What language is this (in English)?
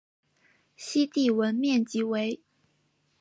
Chinese